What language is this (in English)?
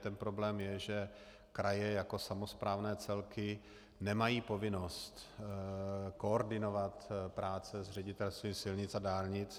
Czech